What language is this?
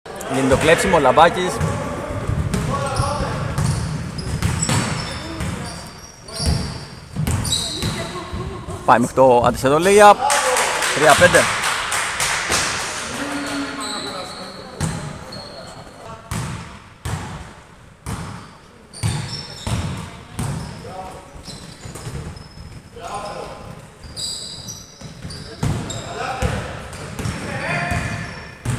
Greek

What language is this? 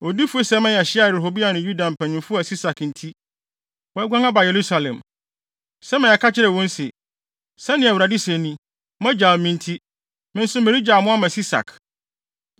Akan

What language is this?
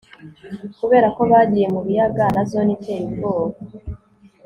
Kinyarwanda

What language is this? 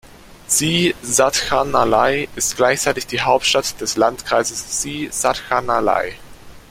German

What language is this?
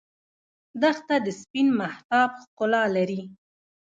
Pashto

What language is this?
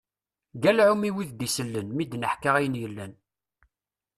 Kabyle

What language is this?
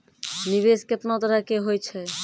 Maithili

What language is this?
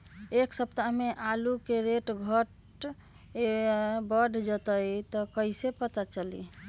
Magahi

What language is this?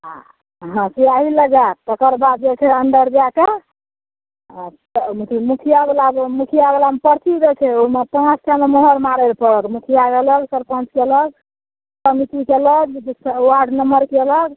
Maithili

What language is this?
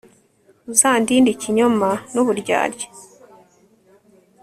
Kinyarwanda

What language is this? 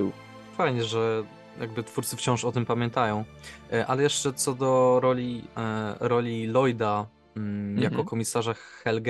Polish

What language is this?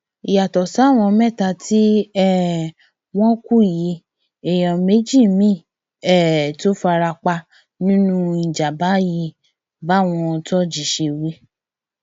Yoruba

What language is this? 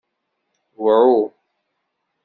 Kabyle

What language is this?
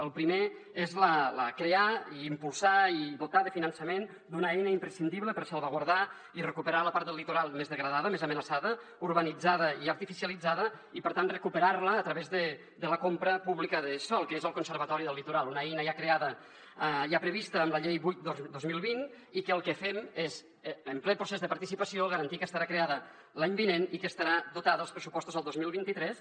Catalan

